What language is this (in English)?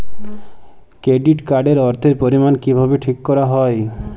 Bangla